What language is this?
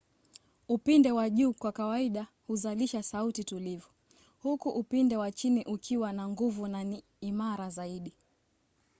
Swahili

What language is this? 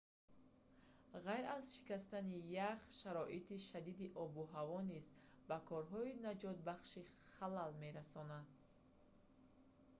Tajik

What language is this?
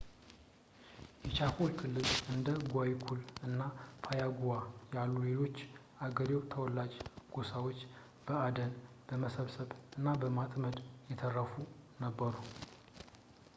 Amharic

